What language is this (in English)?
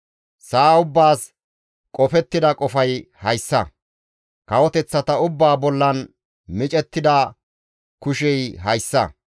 Gamo